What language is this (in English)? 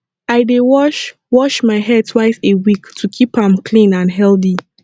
Nigerian Pidgin